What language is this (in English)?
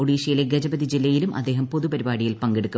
Malayalam